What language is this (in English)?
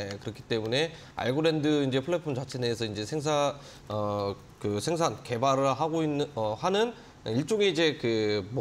Korean